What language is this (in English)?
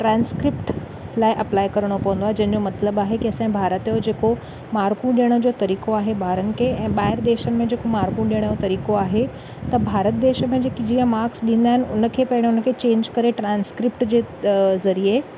Sindhi